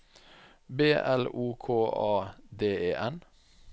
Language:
Norwegian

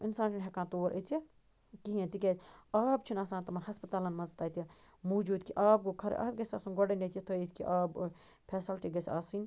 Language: Kashmiri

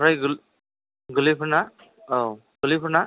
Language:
Bodo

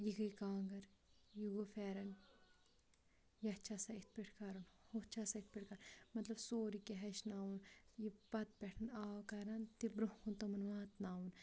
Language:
Kashmiri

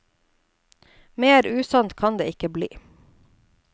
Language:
Norwegian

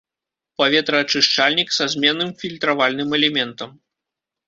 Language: Belarusian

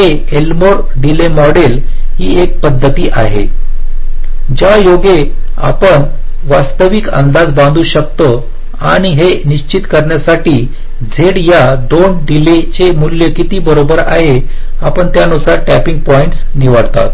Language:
Marathi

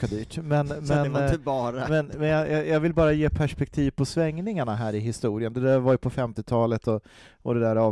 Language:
Swedish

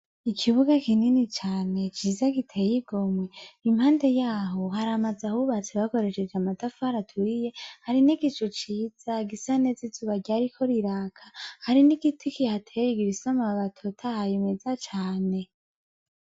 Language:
Rundi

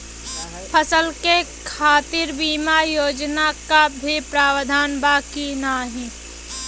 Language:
Bhojpuri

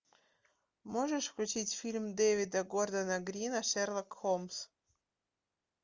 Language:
Russian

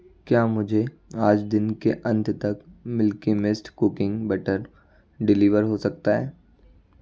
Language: Hindi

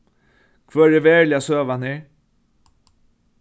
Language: Faroese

